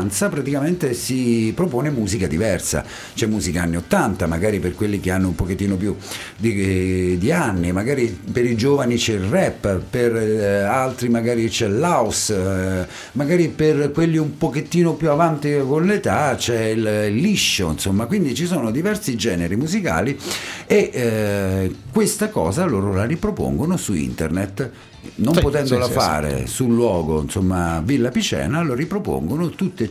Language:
Italian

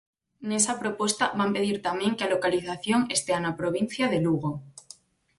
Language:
Galician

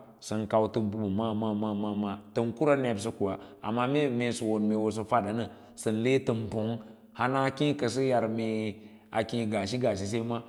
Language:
Lala-Roba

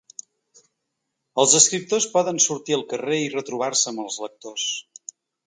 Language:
Catalan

